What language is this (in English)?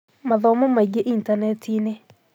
Kikuyu